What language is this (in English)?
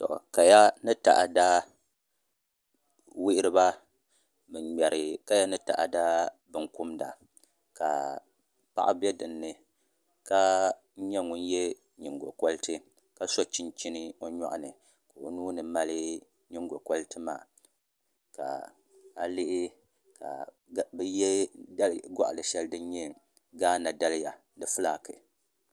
Dagbani